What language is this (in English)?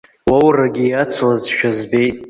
Abkhazian